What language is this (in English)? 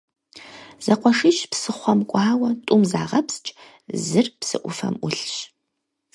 Kabardian